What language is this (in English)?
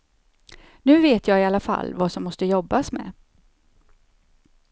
Swedish